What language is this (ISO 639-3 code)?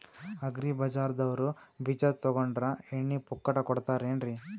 kan